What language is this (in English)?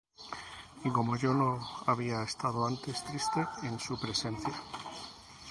Spanish